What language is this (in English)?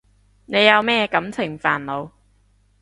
Cantonese